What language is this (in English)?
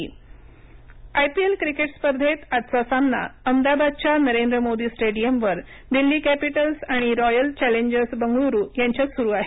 Marathi